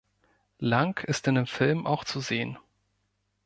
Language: German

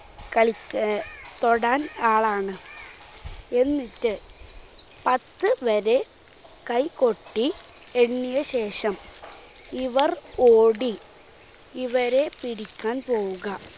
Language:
Malayalam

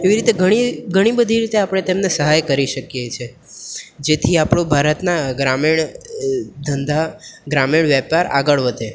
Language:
Gujarati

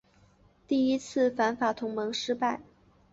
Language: Chinese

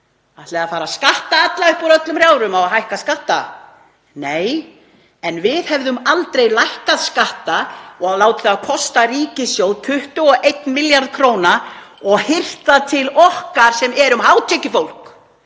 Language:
Icelandic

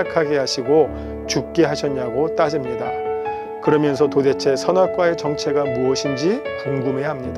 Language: Korean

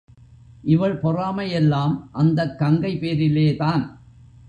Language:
Tamil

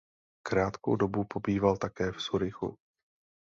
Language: Czech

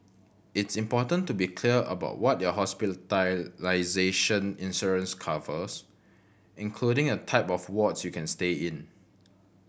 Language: English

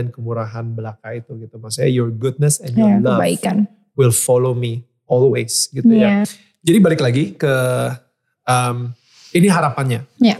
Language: Indonesian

